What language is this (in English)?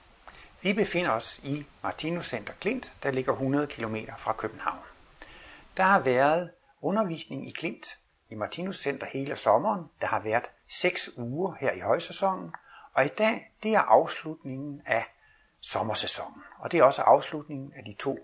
Danish